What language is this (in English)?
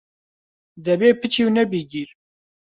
Central Kurdish